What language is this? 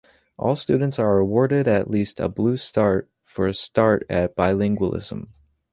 English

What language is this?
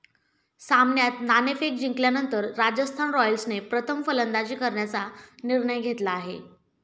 Marathi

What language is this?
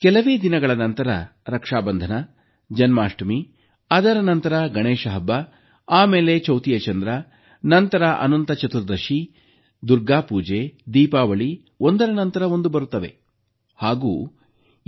Kannada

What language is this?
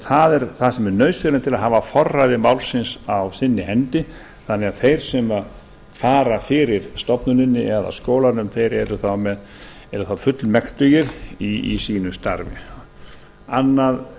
Icelandic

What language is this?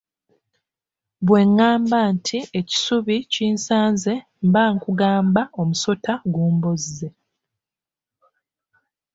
Ganda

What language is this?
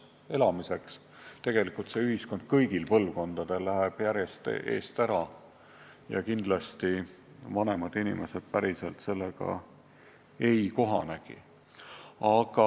Estonian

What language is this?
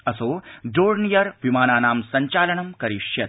Sanskrit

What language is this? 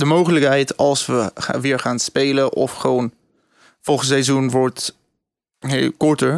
Dutch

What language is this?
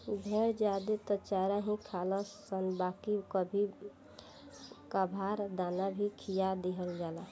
Bhojpuri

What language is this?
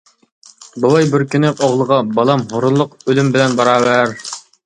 Uyghur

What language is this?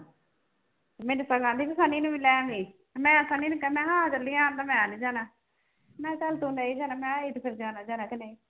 Punjabi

